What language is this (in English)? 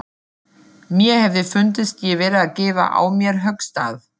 Icelandic